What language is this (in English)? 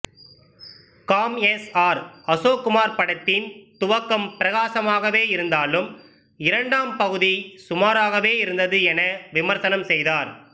Tamil